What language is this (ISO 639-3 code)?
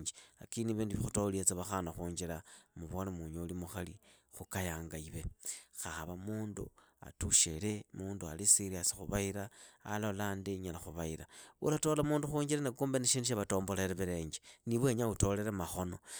ida